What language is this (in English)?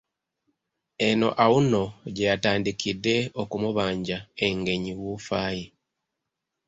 Ganda